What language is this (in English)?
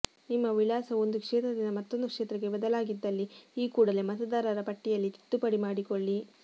Kannada